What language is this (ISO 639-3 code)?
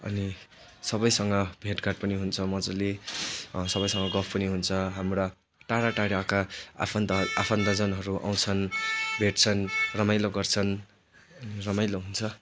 nep